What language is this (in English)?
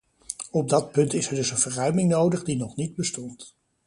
Dutch